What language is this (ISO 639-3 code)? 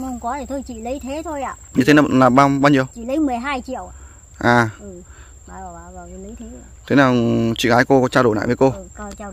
vie